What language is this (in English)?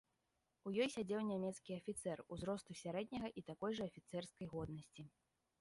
Belarusian